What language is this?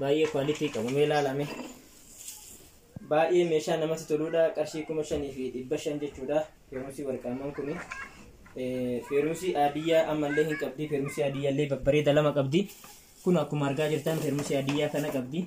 Arabic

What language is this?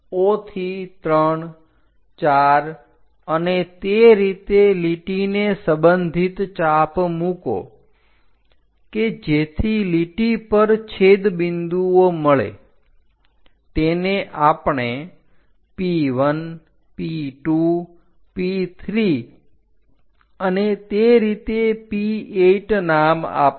Gujarati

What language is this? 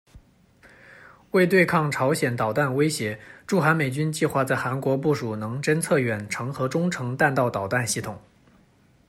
Chinese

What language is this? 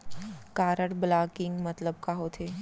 Chhattisgarhi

